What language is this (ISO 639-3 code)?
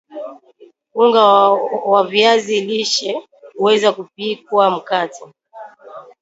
swa